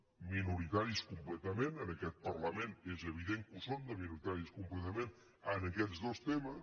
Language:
Catalan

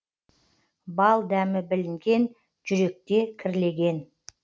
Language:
Kazakh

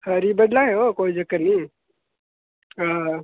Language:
Dogri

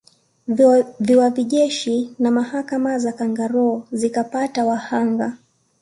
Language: Swahili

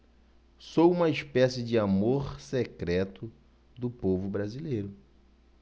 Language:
Portuguese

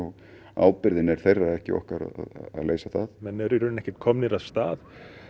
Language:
Icelandic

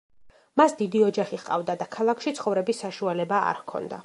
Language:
Georgian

